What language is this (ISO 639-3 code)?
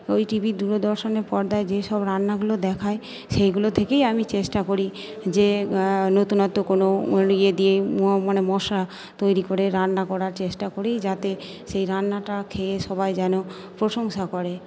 ben